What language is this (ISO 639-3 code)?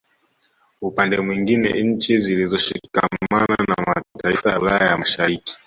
swa